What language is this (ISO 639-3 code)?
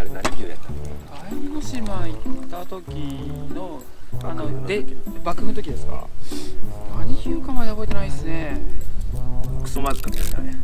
jpn